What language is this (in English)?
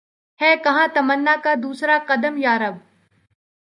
Urdu